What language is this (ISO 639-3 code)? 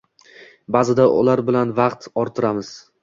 uzb